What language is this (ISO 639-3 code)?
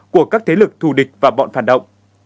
vie